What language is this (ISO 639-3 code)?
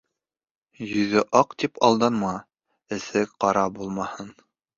bak